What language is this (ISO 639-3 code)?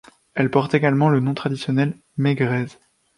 fra